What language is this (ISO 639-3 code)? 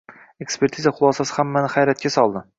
uzb